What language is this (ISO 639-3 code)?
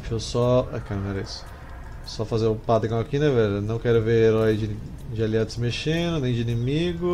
por